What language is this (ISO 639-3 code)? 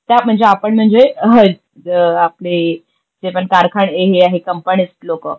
mar